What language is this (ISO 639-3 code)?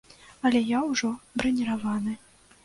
bel